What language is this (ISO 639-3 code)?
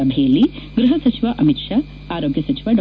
kan